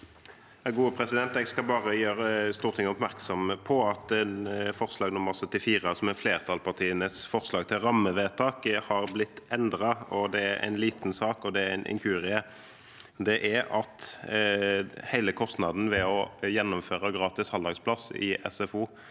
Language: Norwegian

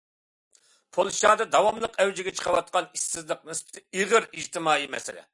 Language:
Uyghur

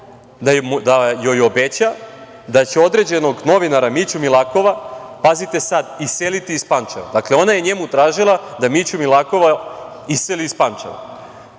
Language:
Serbian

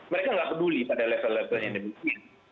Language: Indonesian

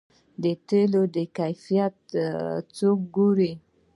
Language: Pashto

